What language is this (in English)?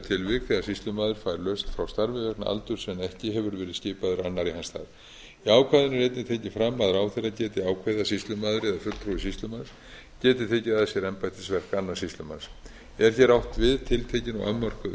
Icelandic